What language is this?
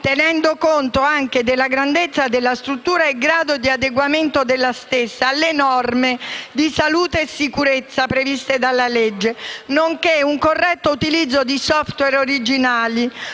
Italian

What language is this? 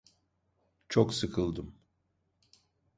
Turkish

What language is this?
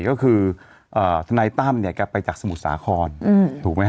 Thai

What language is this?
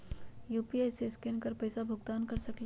Magahi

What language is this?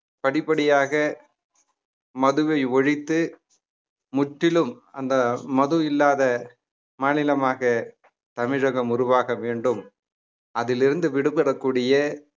Tamil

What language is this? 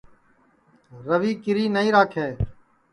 Sansi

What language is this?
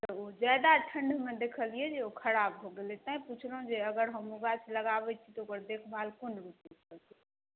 Maithili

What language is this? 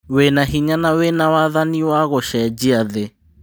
Kikuyu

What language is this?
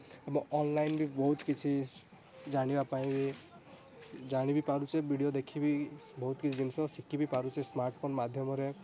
Odia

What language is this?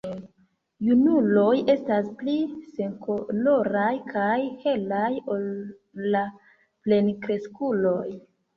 Esperanto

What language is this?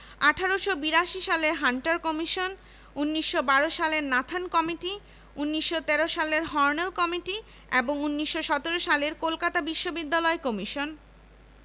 Bangla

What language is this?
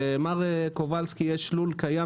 Hebrew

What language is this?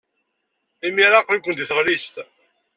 Kabyle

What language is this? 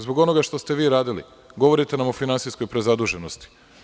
Serbian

